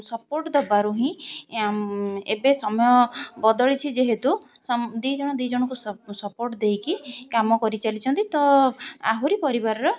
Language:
Odia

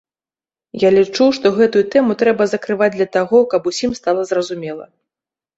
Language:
Belarusian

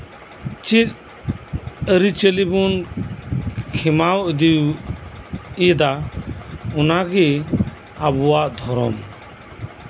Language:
Santali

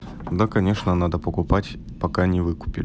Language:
Russian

